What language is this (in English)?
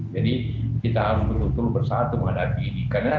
Indonesian